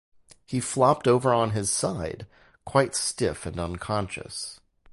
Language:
English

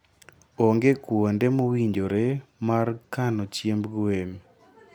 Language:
Luo (Kenya and Tanzania)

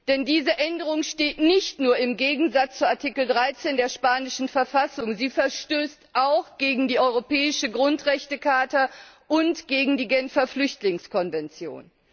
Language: German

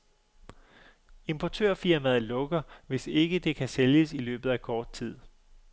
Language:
Danish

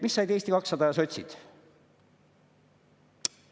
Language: Estonian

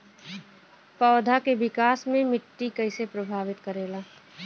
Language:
Bhojpuri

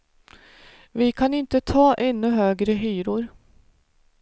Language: Swedish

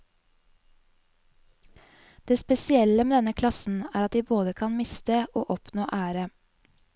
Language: Norwegian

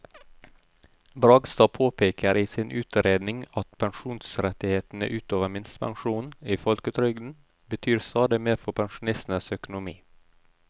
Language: Norwegian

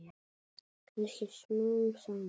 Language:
Icelandic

